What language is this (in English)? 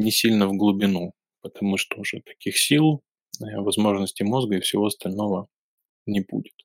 Russian